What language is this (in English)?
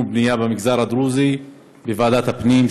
Hebrew